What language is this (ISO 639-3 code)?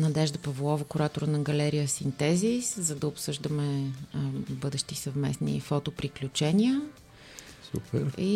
bul